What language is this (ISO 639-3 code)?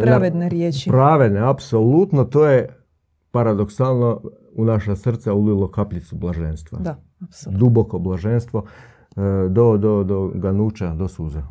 hrv